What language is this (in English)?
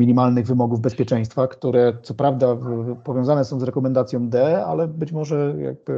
Polish